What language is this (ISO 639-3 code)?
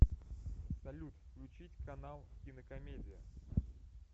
rus